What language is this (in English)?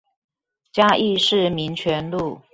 Chinese